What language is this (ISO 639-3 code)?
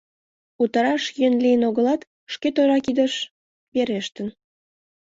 chm